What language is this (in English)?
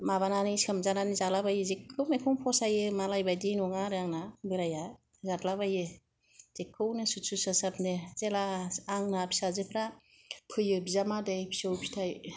Bodo